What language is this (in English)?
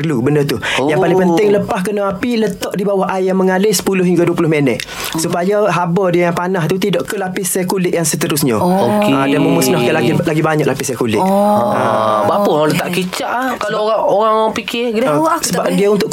Malay